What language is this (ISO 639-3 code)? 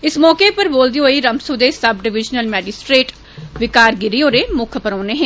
doi